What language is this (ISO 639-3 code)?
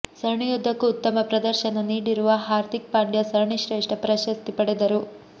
kan